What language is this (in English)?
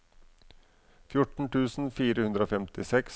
Norwegian